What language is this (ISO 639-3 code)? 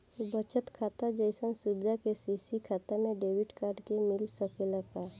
bho